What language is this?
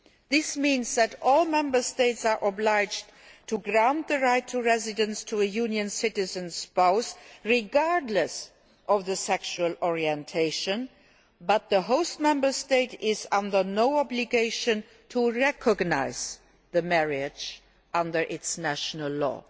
English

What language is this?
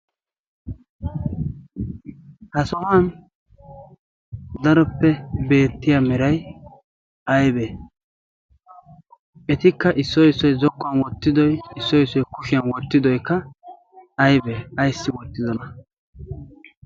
Wolaytta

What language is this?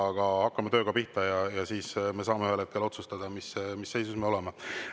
Estonian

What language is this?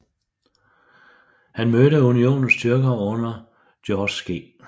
Danish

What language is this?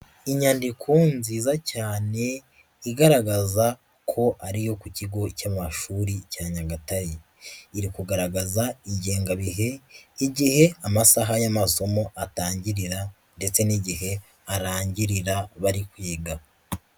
Kinyarwanda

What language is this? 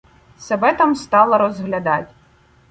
Ukrainian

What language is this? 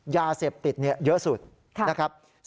Thai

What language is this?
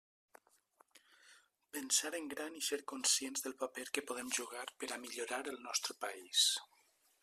Catalan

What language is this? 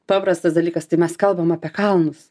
Lithuanian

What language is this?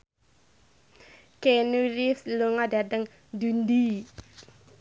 Javanese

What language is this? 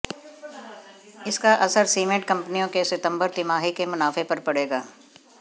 Hindi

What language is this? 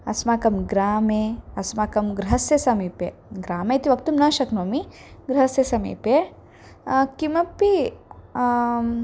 Sanskrit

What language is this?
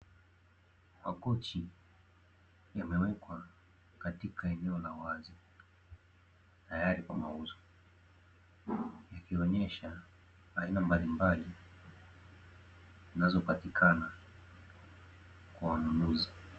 Swahili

